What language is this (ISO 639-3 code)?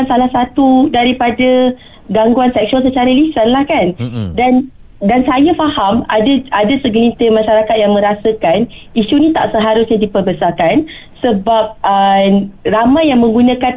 msa